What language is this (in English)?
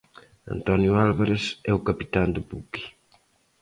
Galician